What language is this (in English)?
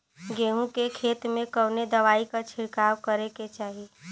Bhojpuri